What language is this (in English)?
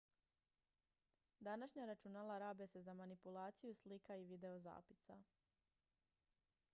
Croatian